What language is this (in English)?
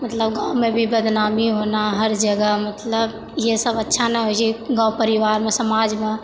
Maithili